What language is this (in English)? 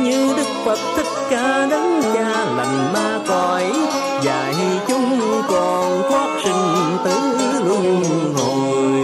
Vietnamese